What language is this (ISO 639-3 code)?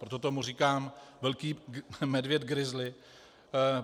ces